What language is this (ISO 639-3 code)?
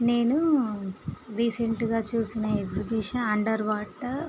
tel